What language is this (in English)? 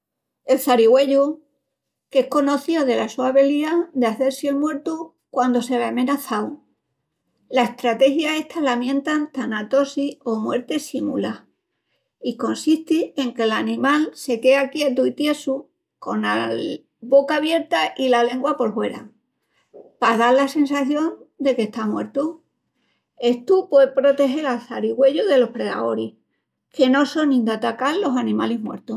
Extremaduran